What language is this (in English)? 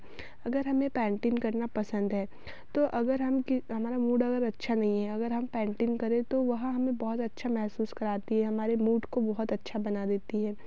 Hindi